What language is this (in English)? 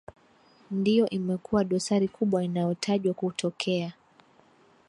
Swahili